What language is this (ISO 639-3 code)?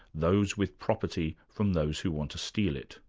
eng